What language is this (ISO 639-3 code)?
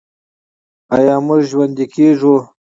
pus